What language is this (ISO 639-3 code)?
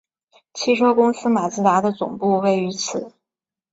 zho